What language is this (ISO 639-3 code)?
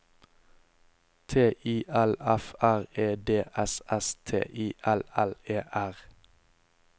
nor